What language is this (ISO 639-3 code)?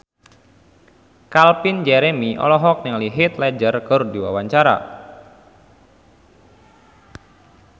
sun